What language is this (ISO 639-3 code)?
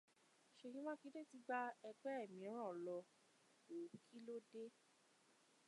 yor